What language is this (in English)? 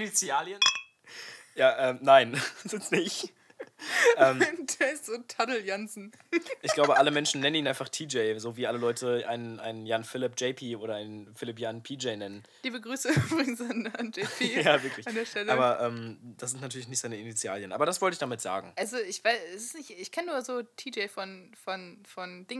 German